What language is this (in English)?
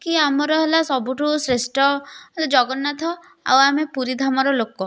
Odia